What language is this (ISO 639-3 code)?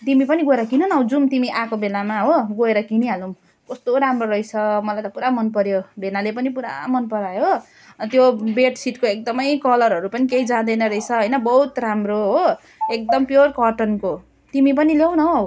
nep